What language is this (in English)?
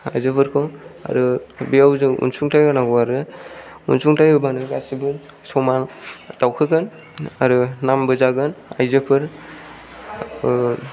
Bodo